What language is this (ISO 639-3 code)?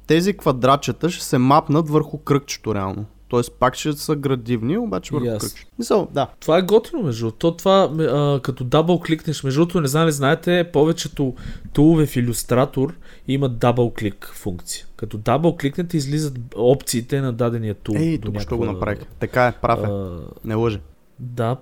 bul